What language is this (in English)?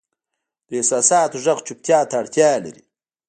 Pashto